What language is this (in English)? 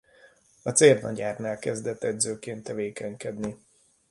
Hungarian